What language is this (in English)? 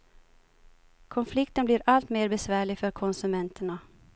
Swedish